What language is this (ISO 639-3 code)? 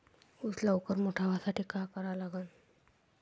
mar